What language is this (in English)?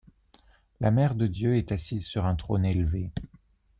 French